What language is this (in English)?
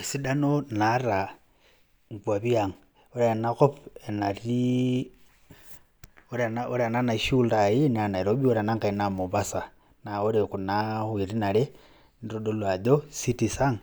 Masai